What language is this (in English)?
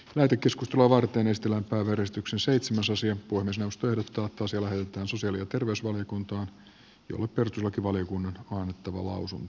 Finnish